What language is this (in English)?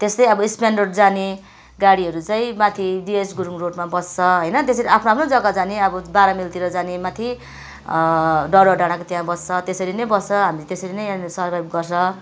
Nepali